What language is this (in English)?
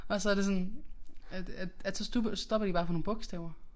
Danish